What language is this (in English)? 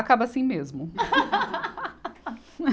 Portuguese